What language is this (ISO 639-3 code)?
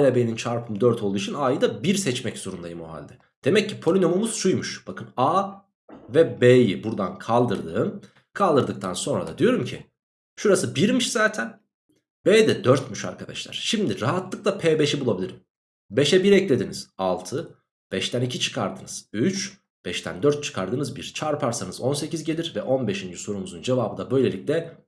tur